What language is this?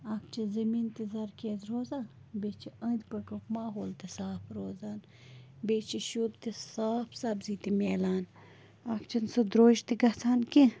Kashmiri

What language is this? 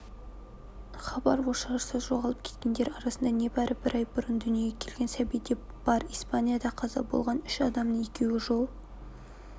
Kazakh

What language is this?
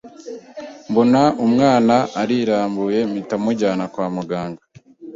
Kinyarwanda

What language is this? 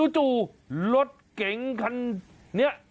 Thai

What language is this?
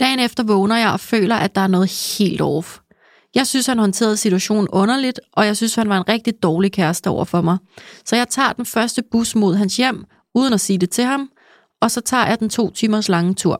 Danish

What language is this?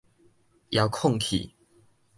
Min Nan Chinese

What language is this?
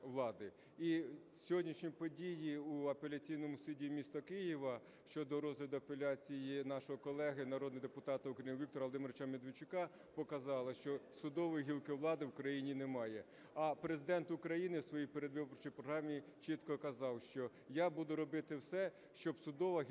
Ukrainian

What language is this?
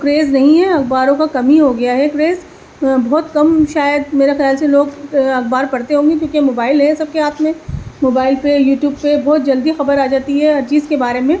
Urdu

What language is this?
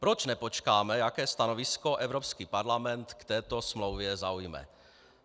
Czech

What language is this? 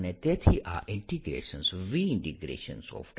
Gujarati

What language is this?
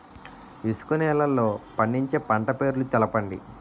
Telugu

